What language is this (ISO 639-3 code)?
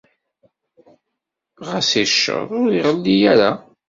kab